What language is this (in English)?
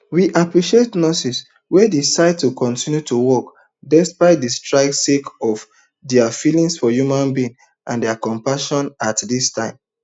Nigerian Pidgin